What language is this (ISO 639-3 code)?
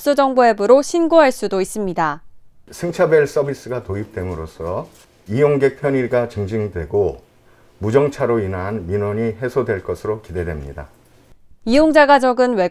kor